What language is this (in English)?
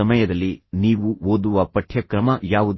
Kannada